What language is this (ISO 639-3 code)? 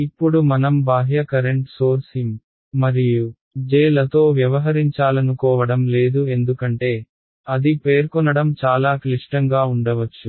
tel